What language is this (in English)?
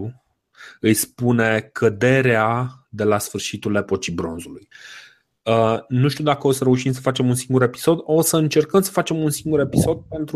Romanian